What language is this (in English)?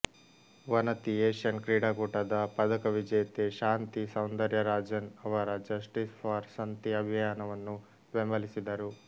Kannada